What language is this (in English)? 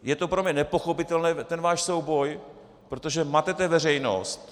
Czech